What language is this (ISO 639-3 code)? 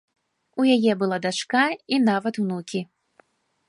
bel